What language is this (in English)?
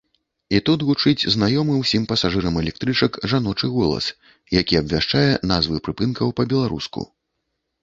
Belarusian